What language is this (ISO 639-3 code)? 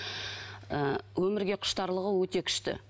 kaz